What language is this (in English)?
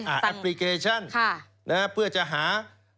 Thai